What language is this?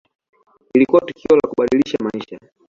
Swahili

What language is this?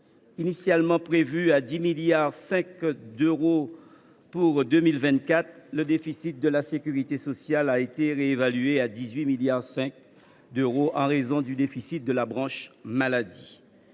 French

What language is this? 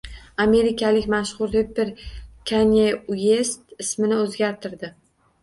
Uzbek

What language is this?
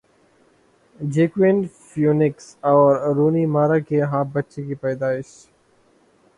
Urdu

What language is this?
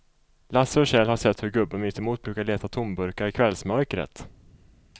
Swedish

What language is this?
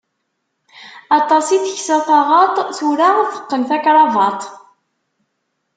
Kabyle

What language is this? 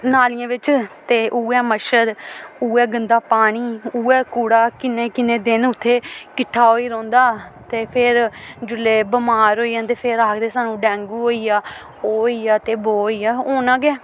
Dogri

